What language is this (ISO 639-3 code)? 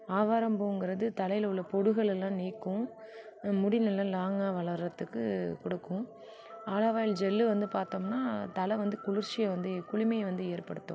tam